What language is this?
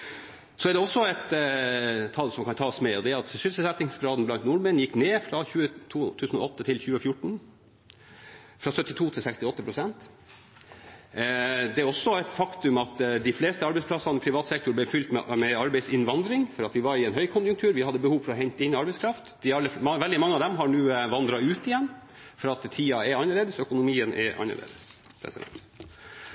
Norwegian Bokmål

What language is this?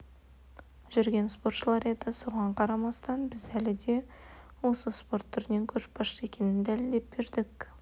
Kazakh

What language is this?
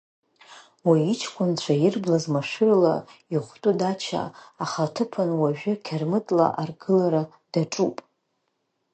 Abkhazian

